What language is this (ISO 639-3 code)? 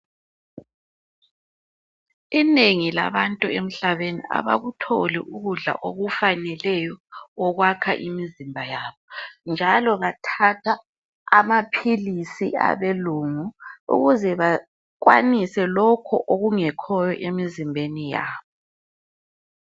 nde